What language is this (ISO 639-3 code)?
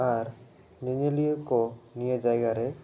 sat